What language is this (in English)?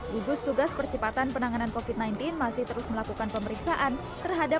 Indonesian